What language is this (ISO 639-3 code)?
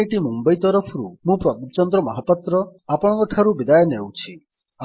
ori